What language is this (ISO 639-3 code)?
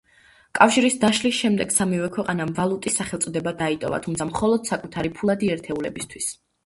kat